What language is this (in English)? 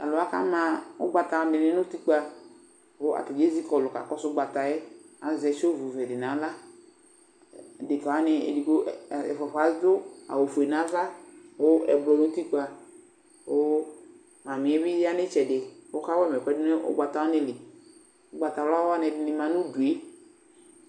Ikposo